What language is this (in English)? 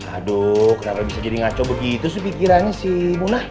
Indonesian